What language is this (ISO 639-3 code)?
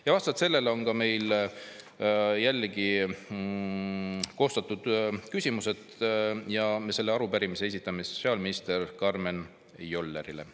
est